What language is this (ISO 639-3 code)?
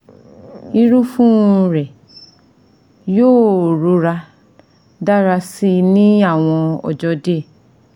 yor